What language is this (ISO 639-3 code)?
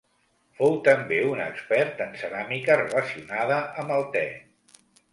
cat